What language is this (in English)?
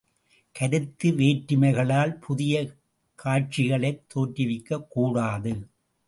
Tamil